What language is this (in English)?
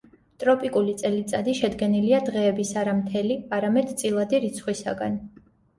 Georgian